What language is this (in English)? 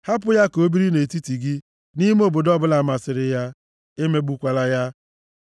Igbo